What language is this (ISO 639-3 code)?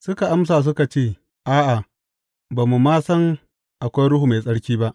hau